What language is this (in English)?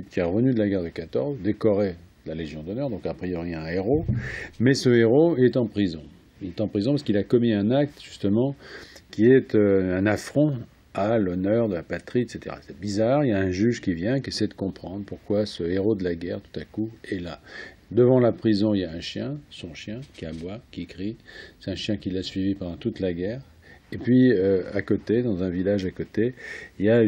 French